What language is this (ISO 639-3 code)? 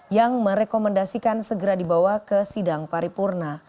ind